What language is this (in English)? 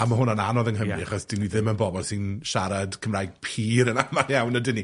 Welsh